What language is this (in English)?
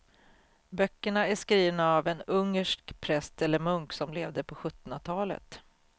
Swedish